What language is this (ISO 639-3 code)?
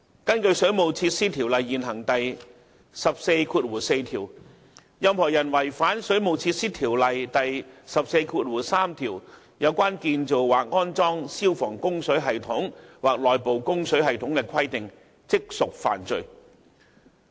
yue